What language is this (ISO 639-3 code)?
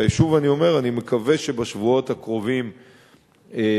heb